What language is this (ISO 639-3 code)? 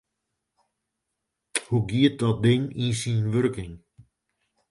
fry